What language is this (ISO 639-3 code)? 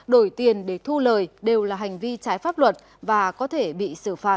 vie